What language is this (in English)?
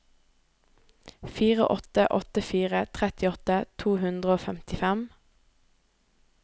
Norwegian